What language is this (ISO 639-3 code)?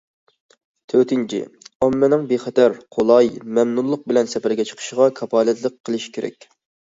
uig